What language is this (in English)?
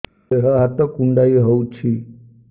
Odia